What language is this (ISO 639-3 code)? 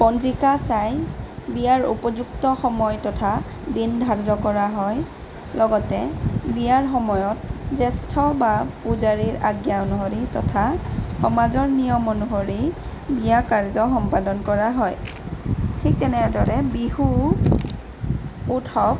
asm